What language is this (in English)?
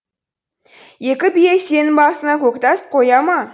Kazakh